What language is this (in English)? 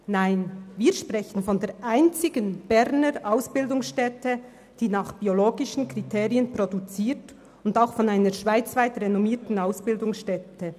Swiss German